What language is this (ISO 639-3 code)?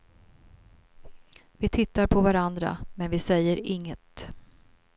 swe